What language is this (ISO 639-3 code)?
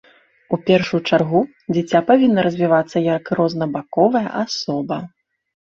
bel